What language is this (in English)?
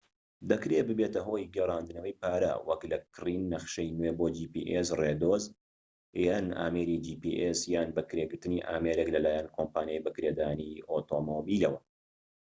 Central Kurdish